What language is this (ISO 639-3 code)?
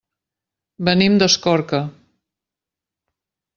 cat